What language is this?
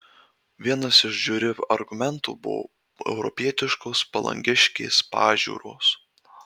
Lithuanian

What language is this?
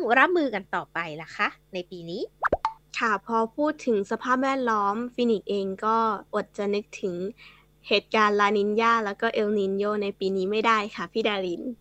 Thai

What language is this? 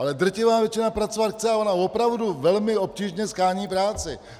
Czech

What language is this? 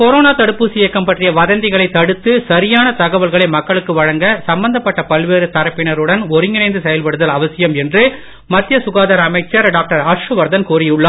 Tamil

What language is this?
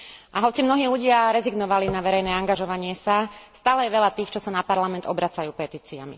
Slovak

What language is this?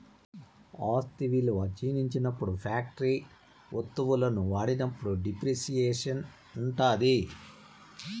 Telugu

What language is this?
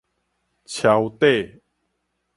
Min Nan Chinese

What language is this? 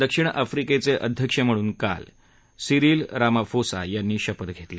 Marathi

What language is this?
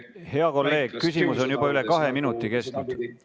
Estonian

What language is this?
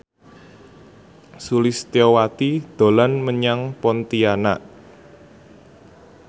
Javanese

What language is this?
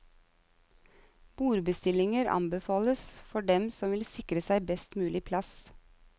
Norwegian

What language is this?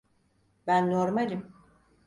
Turkish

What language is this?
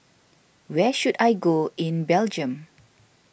English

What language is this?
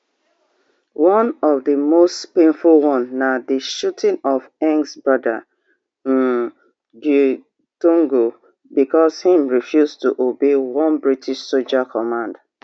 Nigerian Pidgin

